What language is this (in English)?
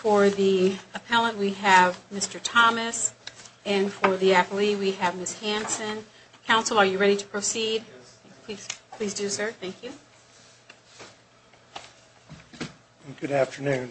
English